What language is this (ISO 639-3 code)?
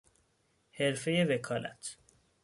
fas